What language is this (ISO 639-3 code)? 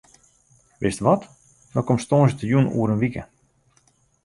fry